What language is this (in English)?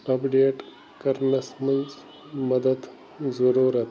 Kashmiri